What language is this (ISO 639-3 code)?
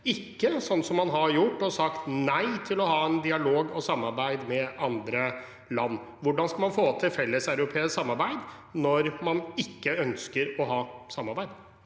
nor